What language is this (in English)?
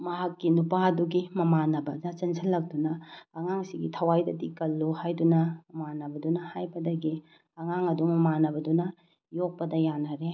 Manipuri